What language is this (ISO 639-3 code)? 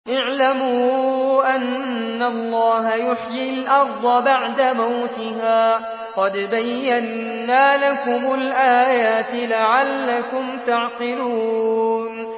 ara